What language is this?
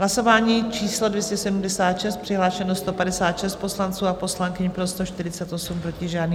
Czech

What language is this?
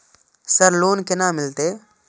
Maithili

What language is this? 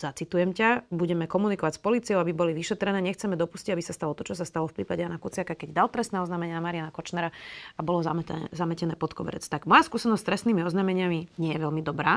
Slovak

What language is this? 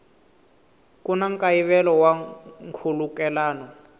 Tsonga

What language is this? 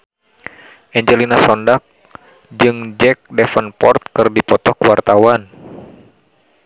Sundanese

